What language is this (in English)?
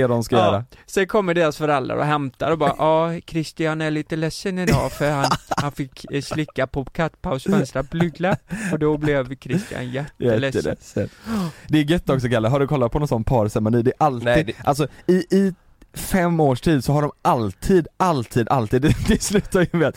Swedish